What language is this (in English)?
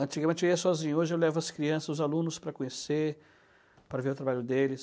Portuguese